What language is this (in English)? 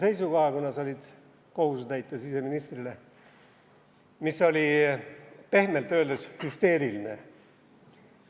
Estonian